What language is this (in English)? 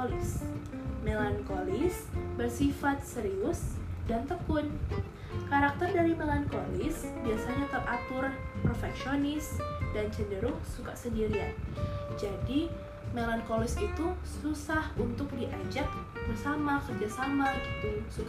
Indonesian